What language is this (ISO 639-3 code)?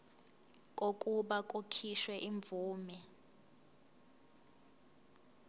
zul